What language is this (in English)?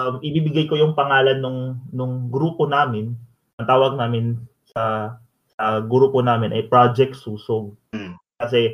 Filipino